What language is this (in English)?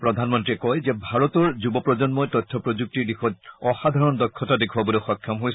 Assamese